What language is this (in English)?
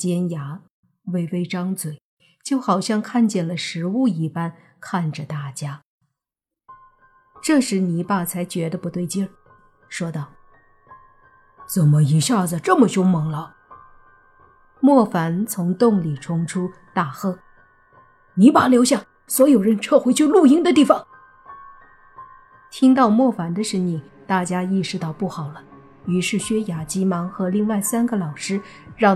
Chinese